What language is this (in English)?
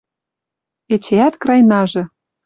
Western Mari